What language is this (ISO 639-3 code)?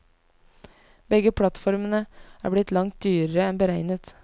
nor